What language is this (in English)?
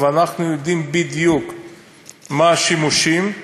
Hebrew